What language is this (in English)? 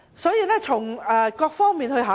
Cantonese